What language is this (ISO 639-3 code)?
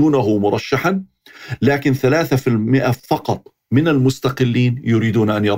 ara